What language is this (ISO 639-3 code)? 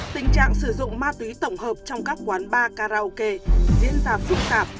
vie